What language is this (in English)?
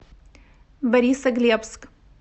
Russian